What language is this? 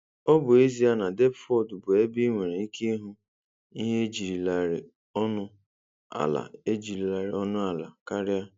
Igbo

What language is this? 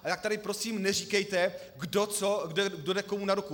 Czech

